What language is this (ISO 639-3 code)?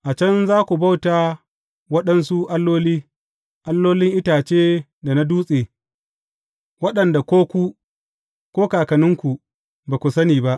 hau